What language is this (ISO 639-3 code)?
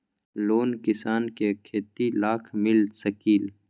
mag